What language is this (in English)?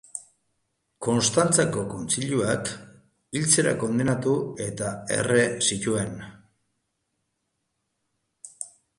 Basque